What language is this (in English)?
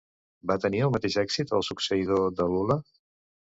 Catalan